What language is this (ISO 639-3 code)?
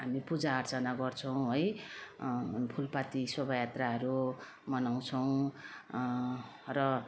nep